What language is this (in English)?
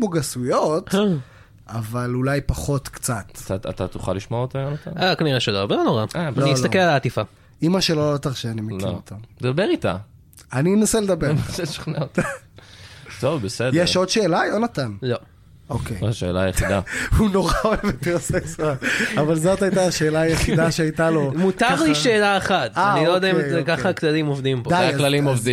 Hebrew